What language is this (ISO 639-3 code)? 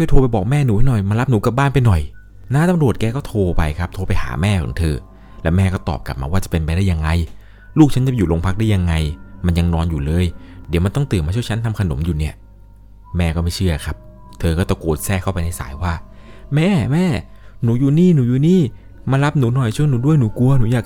tha